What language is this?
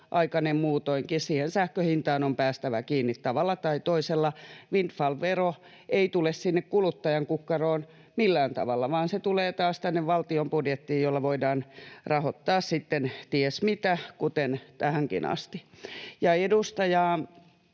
Finnish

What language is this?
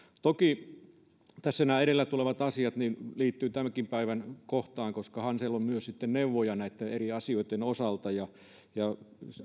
Finnish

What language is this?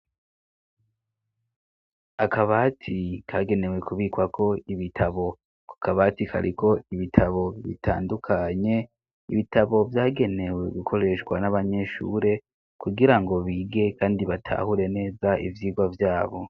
Rundi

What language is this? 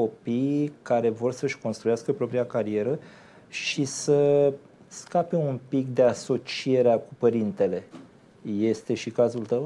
Romanian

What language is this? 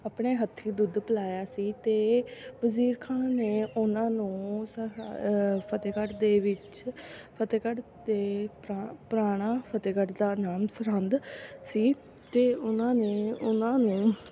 Punjabi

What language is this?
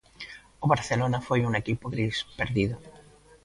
Galician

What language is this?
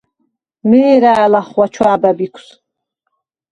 Svan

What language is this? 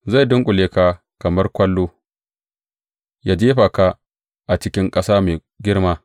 Hausa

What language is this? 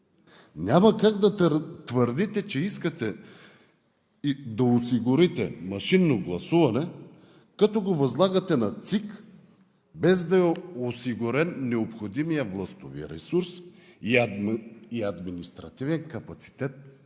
Bulgarian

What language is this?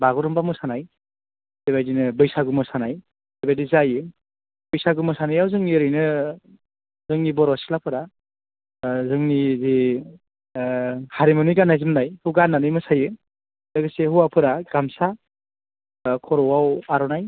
Bodo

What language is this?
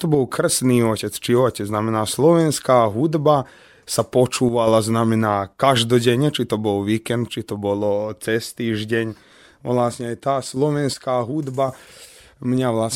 Slovak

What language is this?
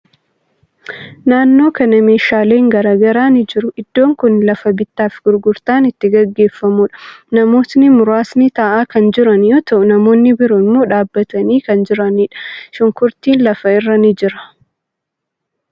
Oromo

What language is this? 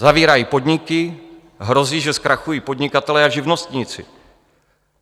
Czech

